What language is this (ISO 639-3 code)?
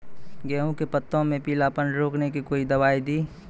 mai